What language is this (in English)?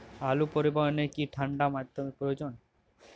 Bangla